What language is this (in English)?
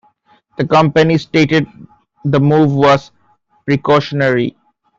English